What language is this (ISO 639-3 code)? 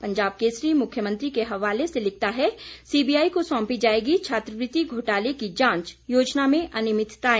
hin